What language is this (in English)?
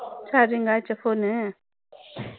Tamil